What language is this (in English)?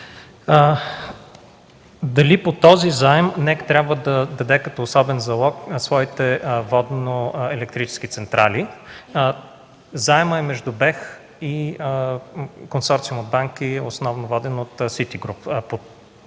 Bulgarian